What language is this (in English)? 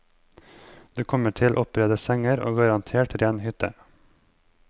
Norwegian